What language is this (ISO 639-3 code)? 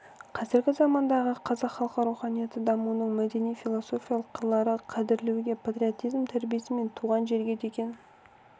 kaz